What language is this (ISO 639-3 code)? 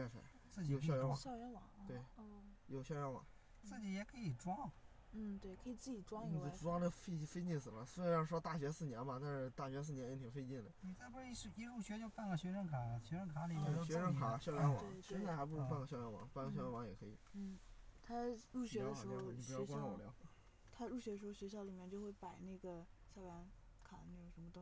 zho